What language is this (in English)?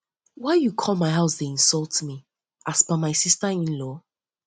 Nigerian Pidgin